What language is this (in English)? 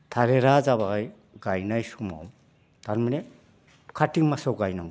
Bodo